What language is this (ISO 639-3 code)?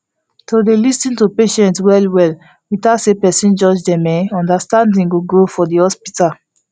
pcm